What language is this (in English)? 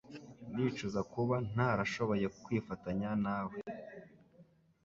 Kinyarwanda